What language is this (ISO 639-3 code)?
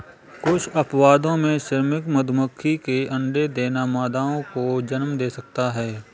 hin